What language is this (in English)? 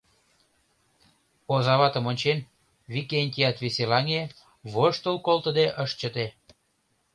Mari